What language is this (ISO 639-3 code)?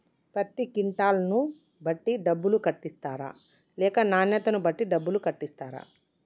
tel